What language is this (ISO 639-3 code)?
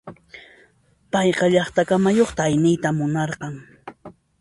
qxp